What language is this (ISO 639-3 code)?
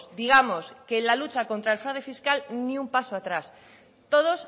spa